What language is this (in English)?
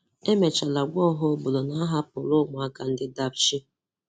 Igbo